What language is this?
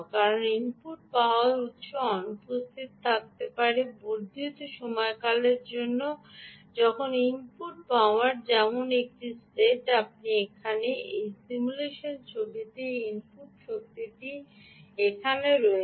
Bangla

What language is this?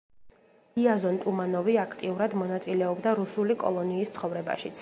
Georgian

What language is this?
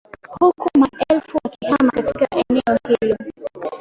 Swahili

